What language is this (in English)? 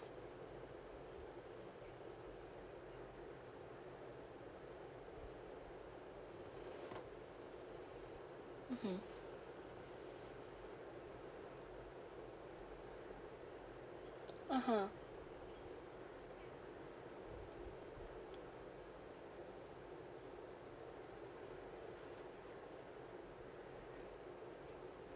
English